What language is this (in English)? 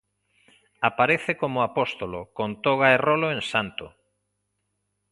Galician